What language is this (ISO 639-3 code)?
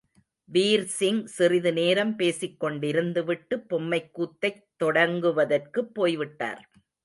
tam